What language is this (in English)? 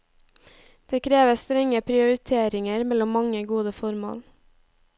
Norwegian